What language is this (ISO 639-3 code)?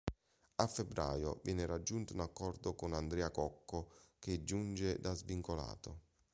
ita